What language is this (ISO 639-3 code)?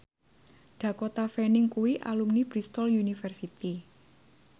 jav